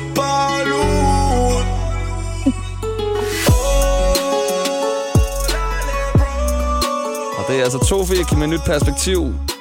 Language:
Danish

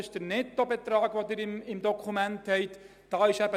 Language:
Swiss German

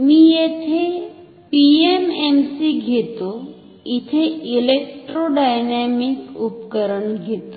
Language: Marathi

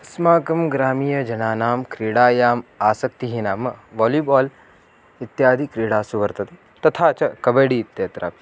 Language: Sanskrit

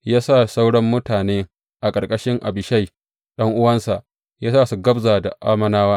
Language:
Hausa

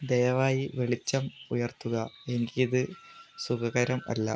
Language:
Malayalam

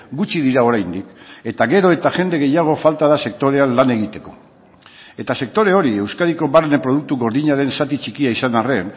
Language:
Basque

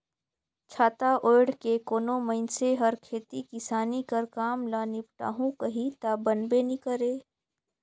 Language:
Chhattisgarhi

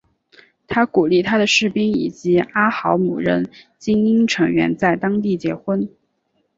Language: Chinese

